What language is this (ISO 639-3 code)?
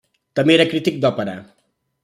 cat